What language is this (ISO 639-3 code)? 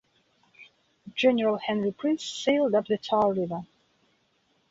eng